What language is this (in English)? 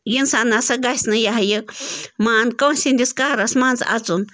Kashmiri